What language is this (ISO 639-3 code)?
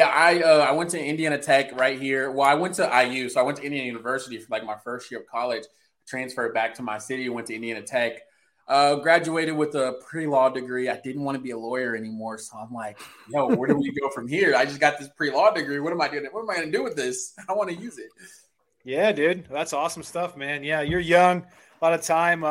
eng